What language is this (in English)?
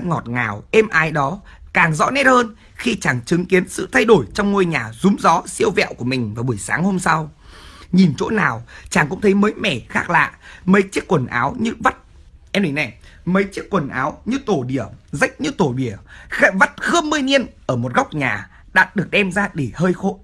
Vietnamese